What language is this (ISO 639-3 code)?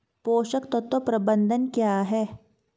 hin